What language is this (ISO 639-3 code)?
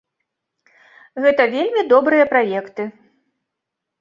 bel